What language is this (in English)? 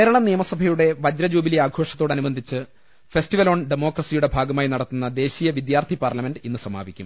Malayalam